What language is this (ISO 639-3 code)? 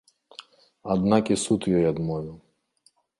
bel